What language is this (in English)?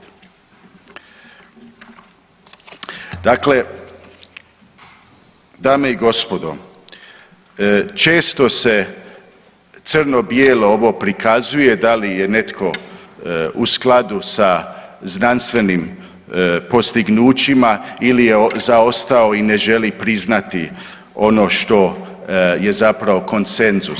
Croatian